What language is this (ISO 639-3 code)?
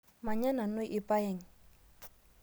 mas